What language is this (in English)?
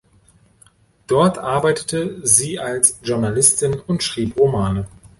German